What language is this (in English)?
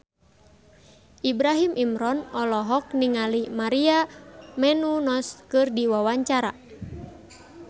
Sundanese